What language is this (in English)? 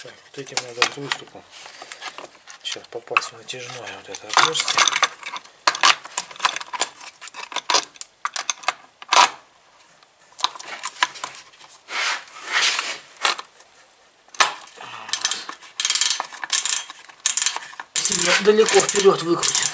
Russian